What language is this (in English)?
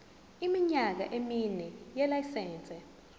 Zulu